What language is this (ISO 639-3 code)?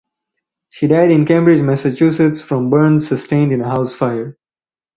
eng